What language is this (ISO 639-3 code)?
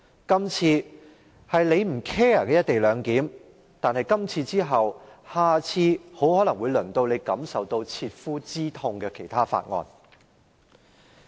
yue